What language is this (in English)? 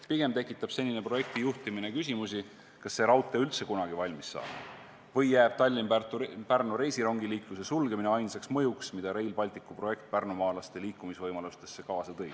Estonian